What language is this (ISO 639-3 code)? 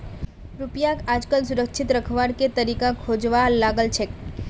mag